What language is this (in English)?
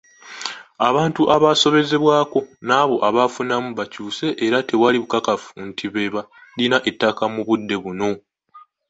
Ganda